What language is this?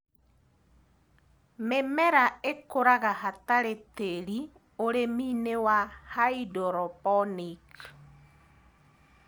Kikuyu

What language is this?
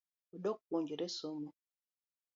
Luo (Kenya and Tanzania)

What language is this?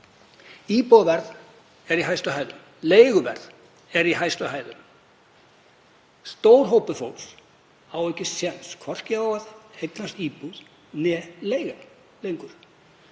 Icelandic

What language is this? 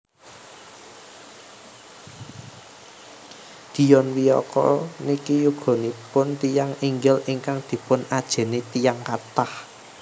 Javanese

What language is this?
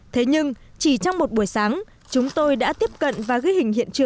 Vietnamese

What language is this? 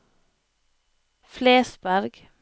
Norwegian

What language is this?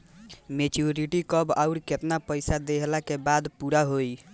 Bhojpuri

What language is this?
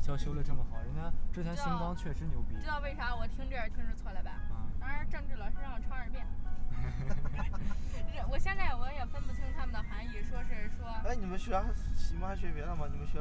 Chinese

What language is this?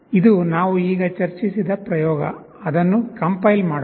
Kannada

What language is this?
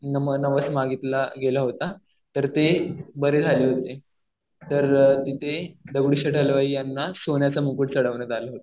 Marathi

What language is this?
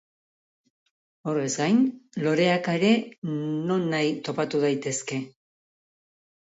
Basque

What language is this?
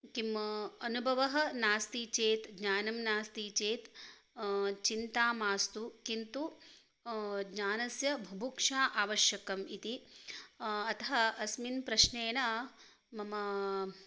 Sanskrit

